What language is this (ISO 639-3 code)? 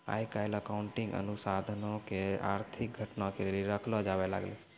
mai